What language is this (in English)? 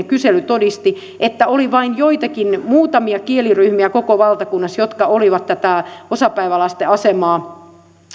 Finnish